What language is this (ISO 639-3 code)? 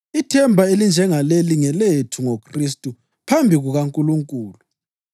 nde